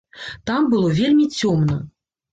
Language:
Belarusian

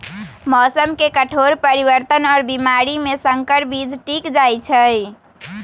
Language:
Magahi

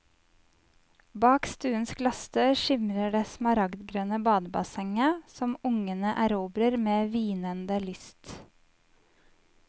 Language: Norwegian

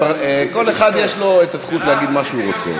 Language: Hebrew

